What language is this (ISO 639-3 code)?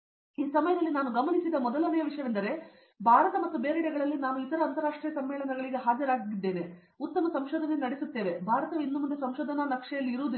kan